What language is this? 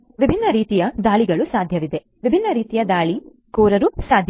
Kannada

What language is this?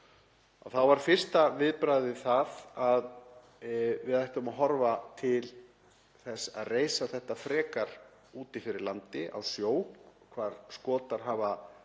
Icelandic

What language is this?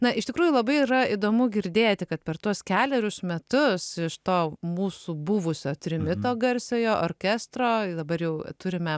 Lithuanian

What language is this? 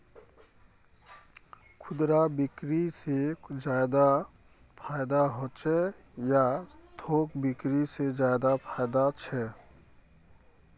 Magahi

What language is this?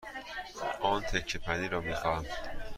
Persian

